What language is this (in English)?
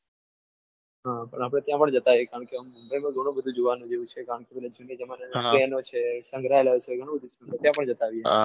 Gujarati